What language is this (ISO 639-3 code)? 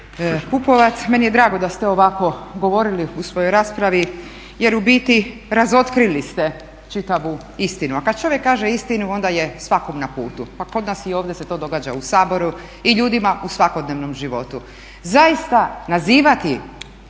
hrv